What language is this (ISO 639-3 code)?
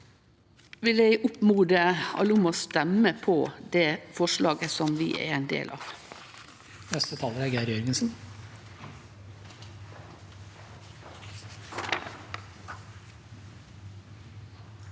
nor